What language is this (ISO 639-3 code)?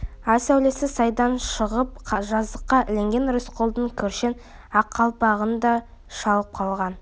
kaz